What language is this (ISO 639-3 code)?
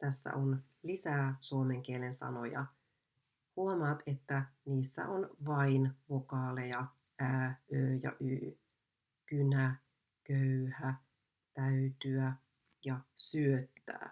fin